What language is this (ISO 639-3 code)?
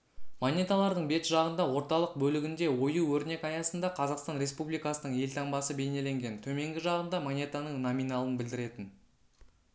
kaz